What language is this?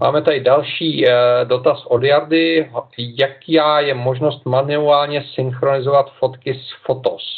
Czech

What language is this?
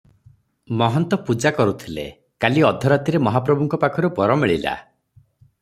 Odia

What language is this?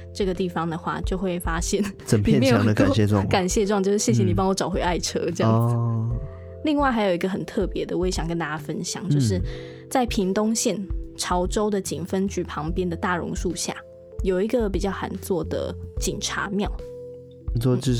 Chinese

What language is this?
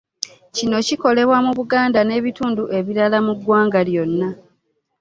Ganda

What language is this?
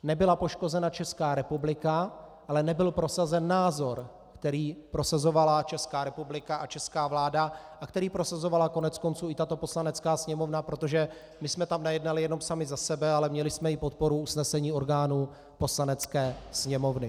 Czech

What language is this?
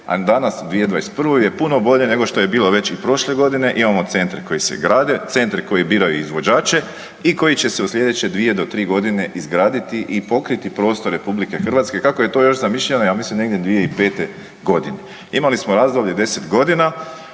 Croatian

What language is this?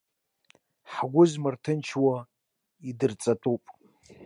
Abkhazian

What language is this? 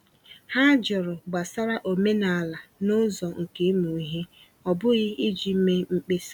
Igbo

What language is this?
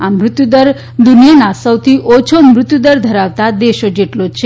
Gujarati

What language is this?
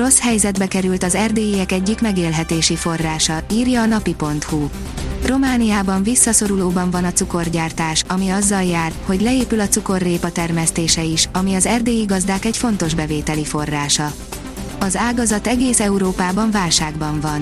Hungarian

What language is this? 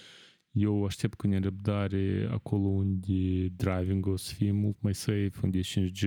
Romanian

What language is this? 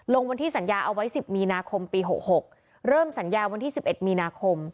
Thai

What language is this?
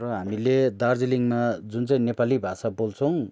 Nepali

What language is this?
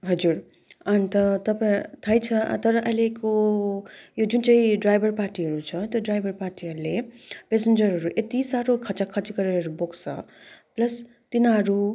Nepali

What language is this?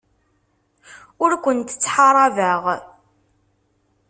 Kabyle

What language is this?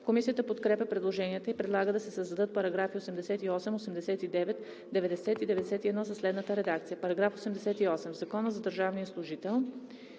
Bulgarian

